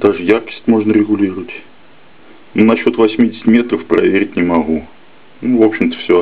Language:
Russian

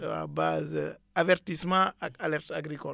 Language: Wolof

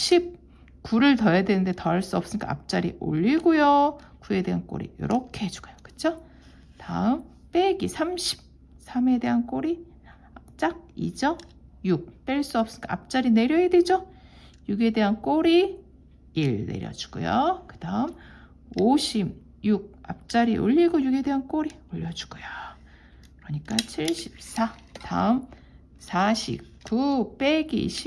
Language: Korean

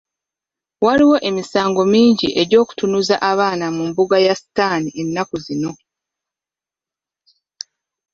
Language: Ganda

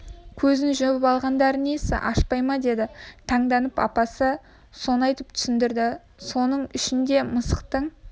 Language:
Kazakh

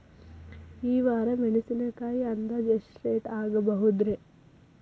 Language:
Kannada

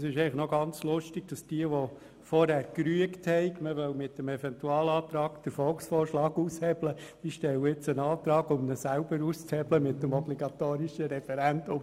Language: Swiss German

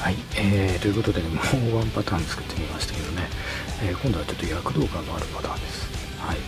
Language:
Japanese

